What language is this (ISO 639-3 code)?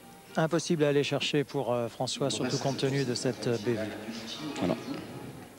fra